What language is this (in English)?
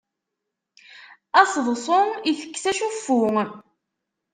Kabyle